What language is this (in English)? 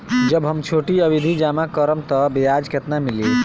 Bhojpuri